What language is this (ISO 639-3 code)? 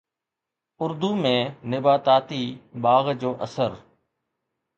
snd